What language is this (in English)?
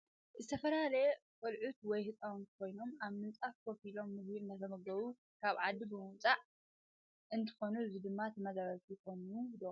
Tigrinya